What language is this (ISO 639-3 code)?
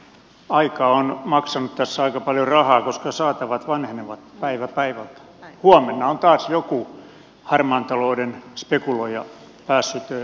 fin